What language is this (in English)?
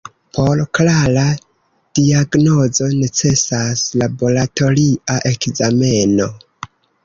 Esperanto